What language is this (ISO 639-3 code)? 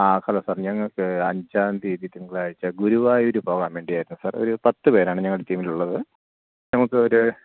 mal